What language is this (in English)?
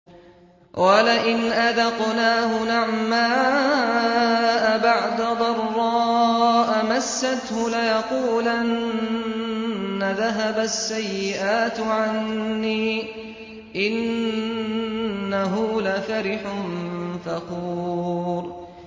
Arabic